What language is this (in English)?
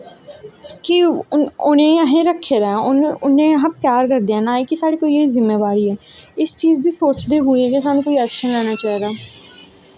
Dogri